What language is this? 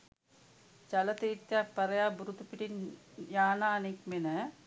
Sinhala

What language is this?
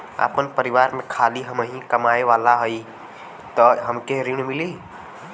Bhojpuri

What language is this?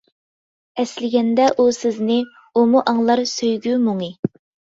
Uyghur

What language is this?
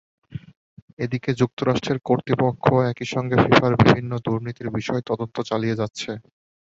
Bangla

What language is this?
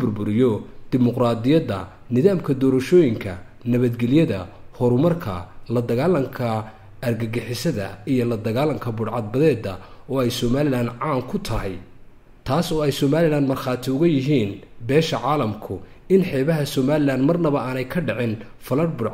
Arabic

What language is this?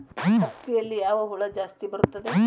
Kannada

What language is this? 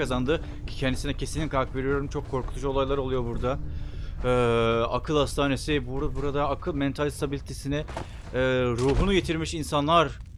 Turkish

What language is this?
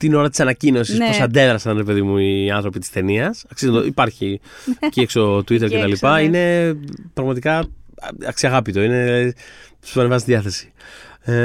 Greek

